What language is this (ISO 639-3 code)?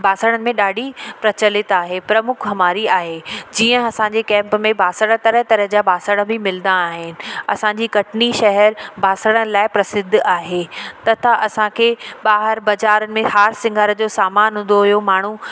snd